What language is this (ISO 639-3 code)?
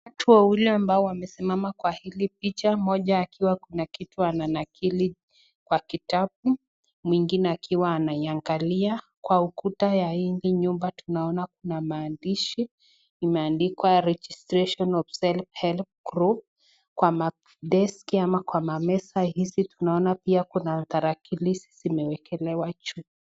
swa